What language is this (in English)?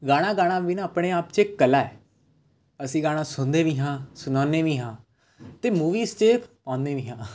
Punjabi